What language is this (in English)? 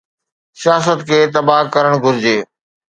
Sindhi